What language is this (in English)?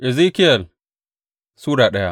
Hausa